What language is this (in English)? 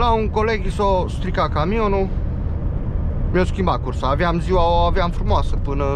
Romanian